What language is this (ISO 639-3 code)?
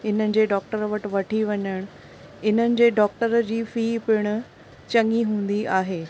snd